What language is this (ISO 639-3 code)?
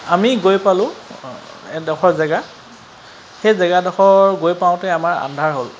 asm